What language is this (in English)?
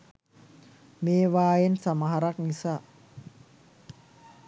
Sinhala